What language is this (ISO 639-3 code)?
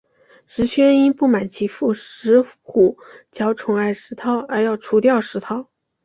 zho